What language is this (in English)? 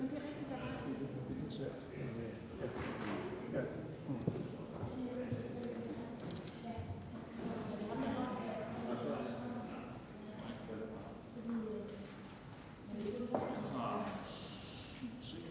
Danish